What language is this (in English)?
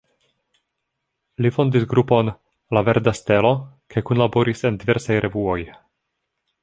Esperanto